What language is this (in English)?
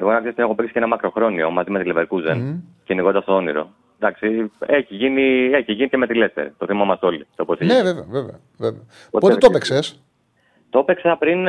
Greek